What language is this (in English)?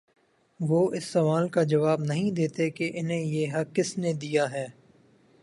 Urdu